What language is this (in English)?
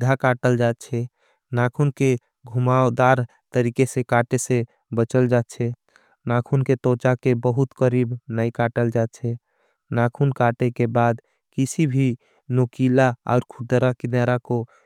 Angika